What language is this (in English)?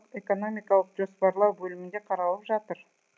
Kazakh